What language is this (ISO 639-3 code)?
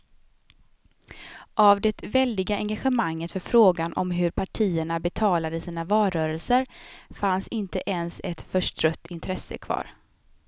swe